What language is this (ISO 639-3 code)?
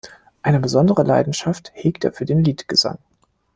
deu